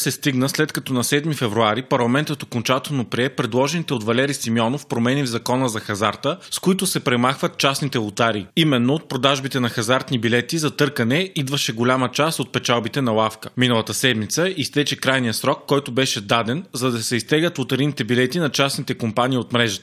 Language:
Bulgarian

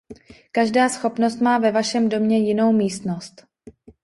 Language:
Czech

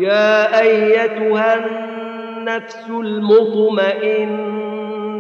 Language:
Arabic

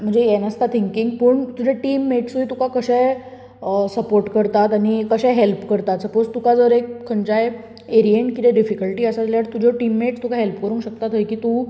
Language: Konkani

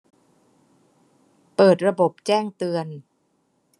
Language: Thai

